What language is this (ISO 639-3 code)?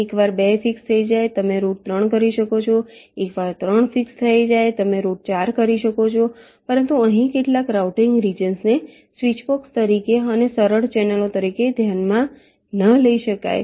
guj